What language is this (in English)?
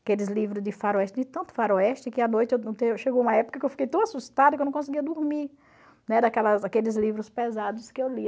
Portuguese